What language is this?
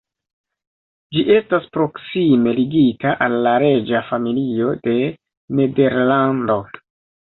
Esperanto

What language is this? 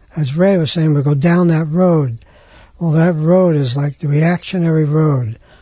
English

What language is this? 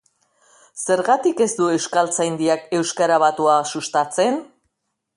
Basque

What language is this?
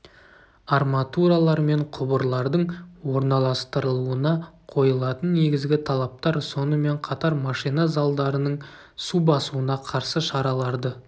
Kazakh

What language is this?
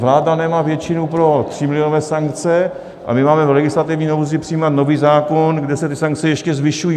Czech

